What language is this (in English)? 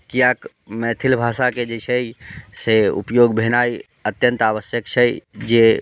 Maithili